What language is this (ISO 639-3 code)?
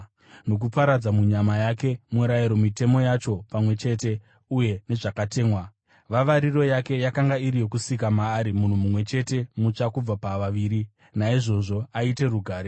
sna